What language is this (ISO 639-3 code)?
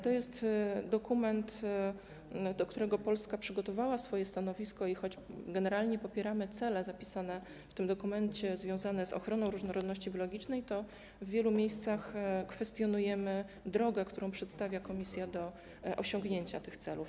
pol